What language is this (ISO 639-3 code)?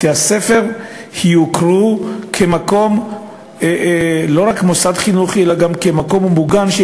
heb